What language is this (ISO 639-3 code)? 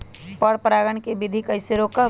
mag